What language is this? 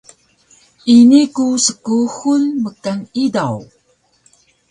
Taroko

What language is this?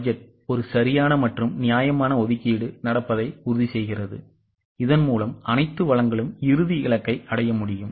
Tamil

